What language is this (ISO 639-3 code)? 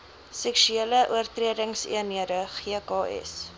afr